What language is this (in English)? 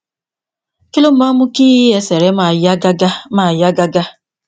Yoruba